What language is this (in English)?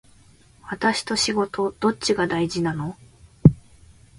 Japanese